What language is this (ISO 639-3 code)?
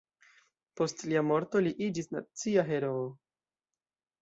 epo